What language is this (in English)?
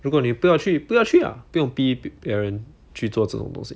English